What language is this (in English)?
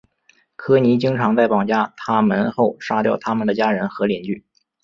Chinese